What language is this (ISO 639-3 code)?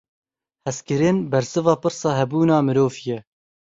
kur